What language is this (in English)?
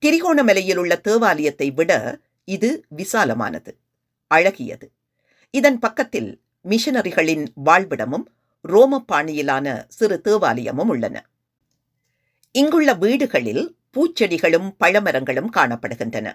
Tamil